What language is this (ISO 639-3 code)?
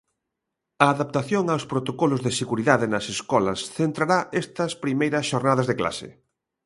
glg